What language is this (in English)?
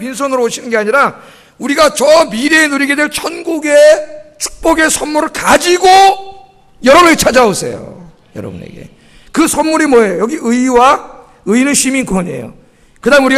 Korean